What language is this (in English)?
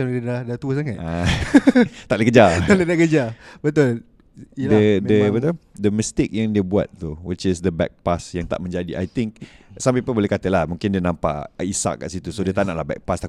Malay